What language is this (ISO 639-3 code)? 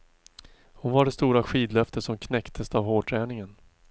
swe